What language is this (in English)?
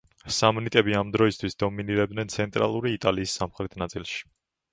Georgian